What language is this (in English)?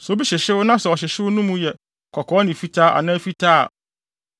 Akan